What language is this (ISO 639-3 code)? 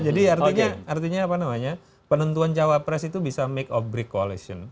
ind